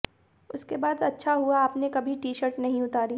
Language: Hindi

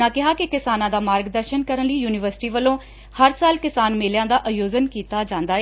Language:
Punjabi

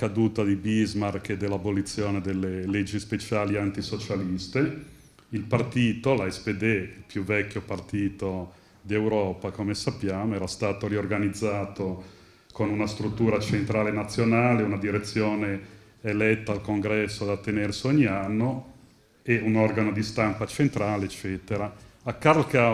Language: Italian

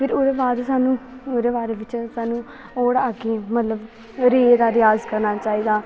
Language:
Dogri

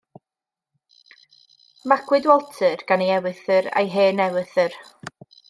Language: Welsh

